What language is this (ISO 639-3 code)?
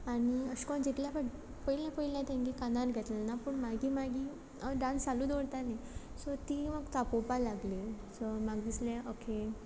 kok